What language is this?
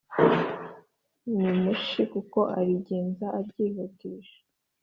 Kinyarwanda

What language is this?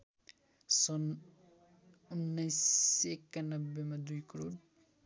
Nepali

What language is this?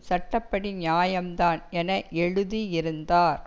Tamil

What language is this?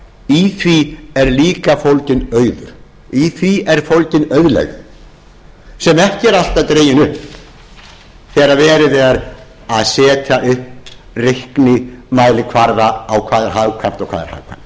Icelandic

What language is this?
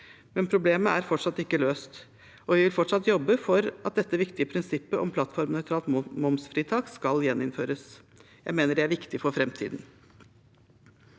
Norwegian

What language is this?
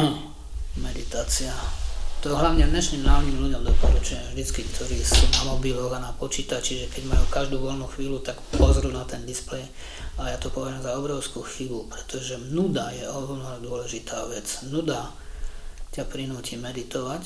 Slovak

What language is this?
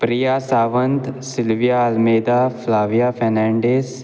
Konkani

